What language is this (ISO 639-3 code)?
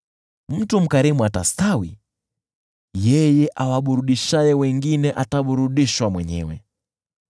swa